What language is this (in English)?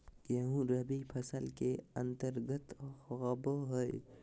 Magahi